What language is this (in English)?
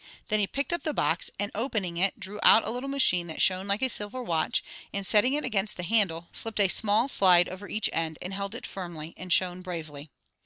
English